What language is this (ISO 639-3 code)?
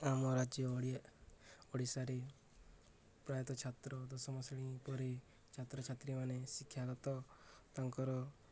ori